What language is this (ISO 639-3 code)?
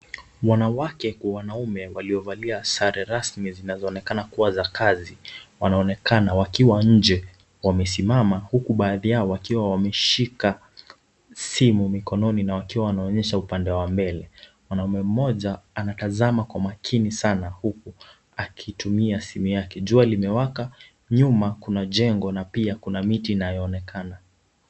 swa